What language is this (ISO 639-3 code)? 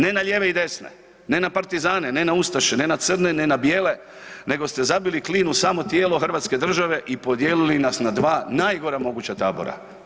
hrv